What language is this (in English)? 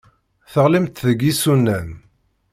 Kabyle